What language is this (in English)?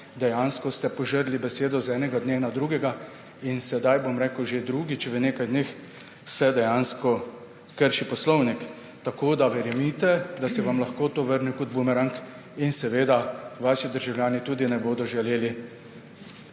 Slovenian